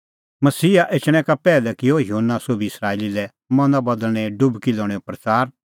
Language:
Kullu Pahari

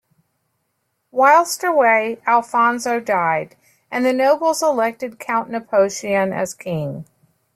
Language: English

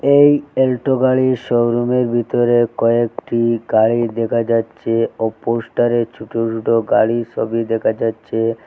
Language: Bangla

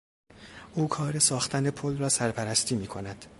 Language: Persian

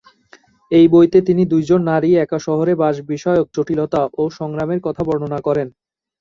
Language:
Bangla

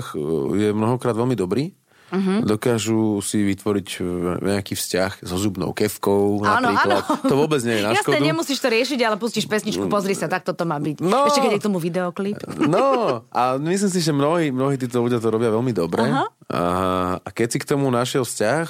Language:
Slovak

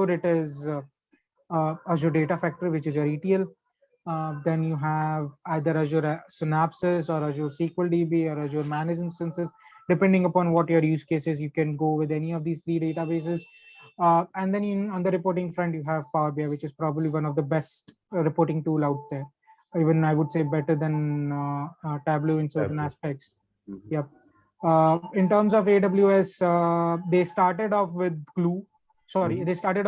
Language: English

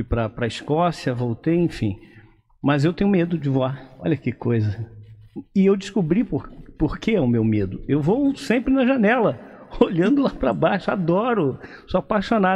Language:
Portuguese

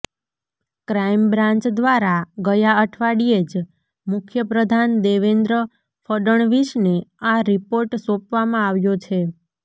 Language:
Gujarati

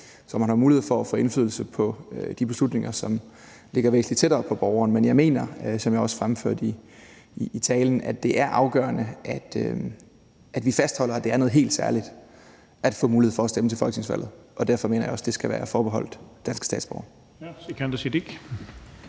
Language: Danish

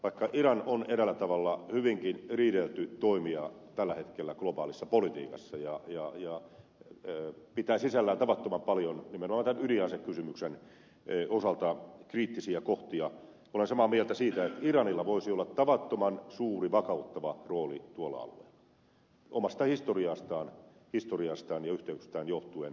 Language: Finnish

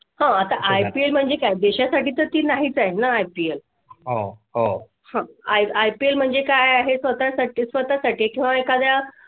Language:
Marathi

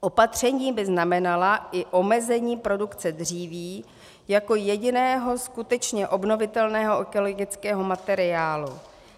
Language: Czech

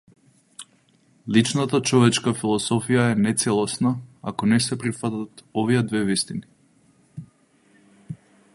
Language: Macedonian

